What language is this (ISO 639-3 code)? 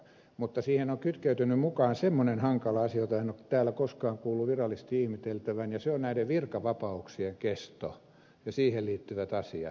fin